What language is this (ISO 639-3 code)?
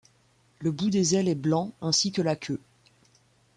fra